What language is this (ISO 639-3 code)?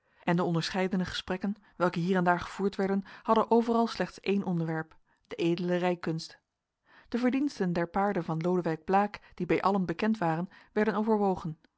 nld